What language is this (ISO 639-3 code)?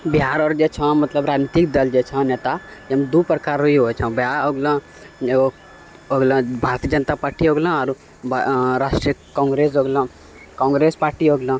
mai